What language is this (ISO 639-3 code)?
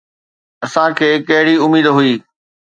snd